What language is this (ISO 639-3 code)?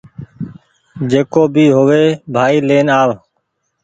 gig